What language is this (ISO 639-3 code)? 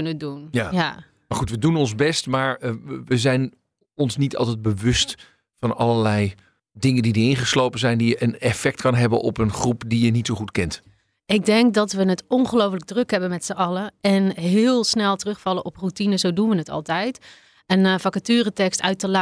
nld